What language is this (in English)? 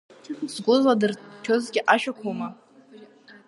Abkhazian